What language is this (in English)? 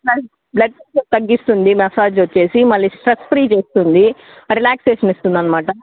Telugu